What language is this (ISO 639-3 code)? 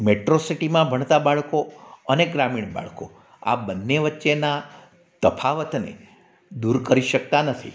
guj